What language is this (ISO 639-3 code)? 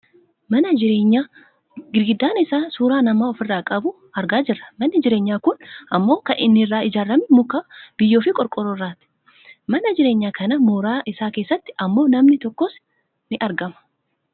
orm